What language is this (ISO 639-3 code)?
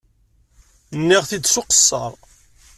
kab